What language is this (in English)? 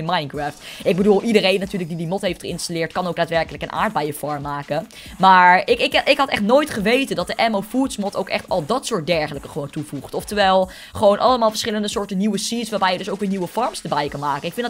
Dutch